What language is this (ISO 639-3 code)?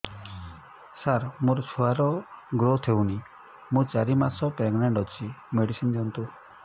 ori